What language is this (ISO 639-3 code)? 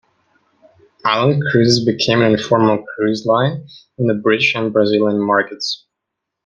eng